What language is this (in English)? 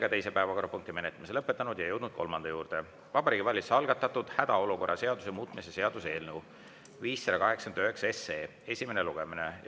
Estonian